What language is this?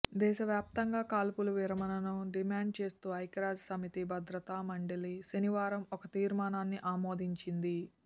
Telugu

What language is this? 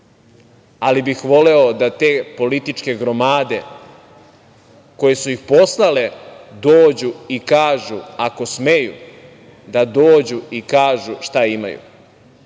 Serbian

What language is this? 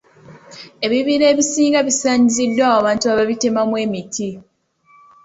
Ganda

